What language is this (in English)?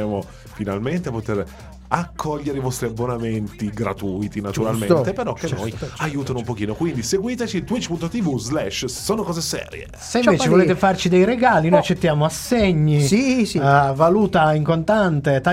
Italian